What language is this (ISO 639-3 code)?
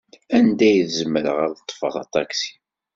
kab